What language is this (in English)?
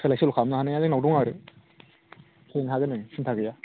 Bodo